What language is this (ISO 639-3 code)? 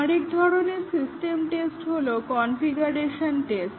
ben